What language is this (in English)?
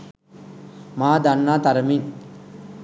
Sinhala